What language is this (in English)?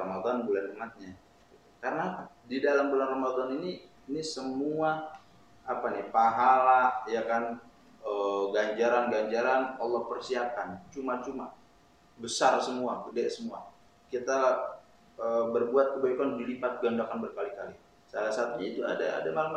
Indonesian